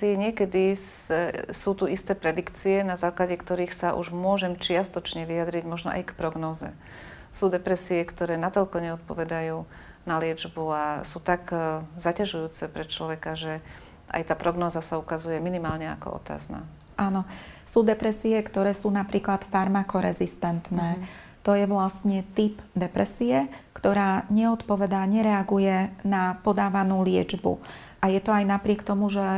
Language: Slovak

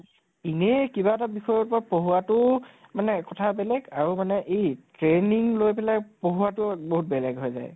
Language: Assamese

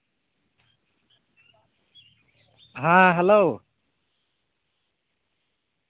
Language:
Santali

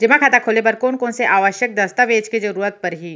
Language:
Chhattisgarhi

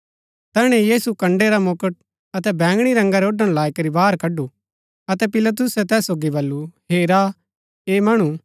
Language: Gaddi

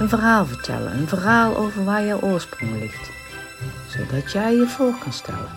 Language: Dutch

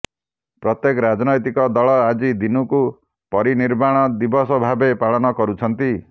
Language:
Odia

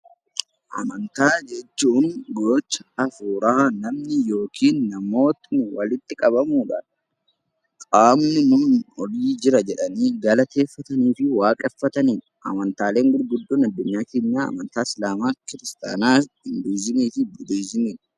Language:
Oromo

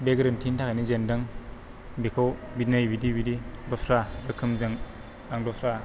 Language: Bodo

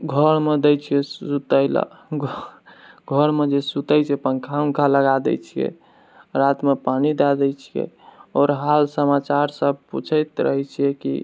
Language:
Maithili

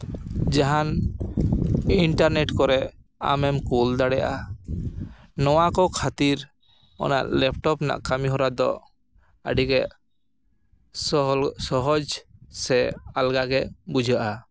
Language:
Santali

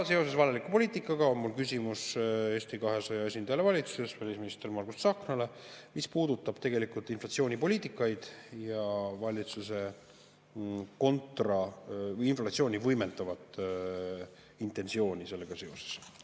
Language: Estonian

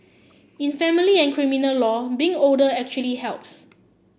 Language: English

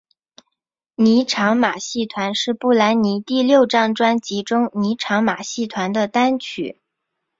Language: Chinese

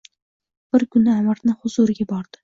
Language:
Uzbek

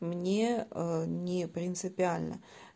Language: Russian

